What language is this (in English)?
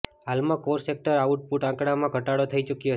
Gujarati